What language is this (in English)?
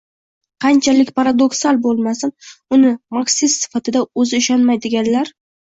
Uzbek